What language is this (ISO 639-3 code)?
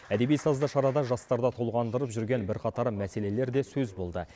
kaz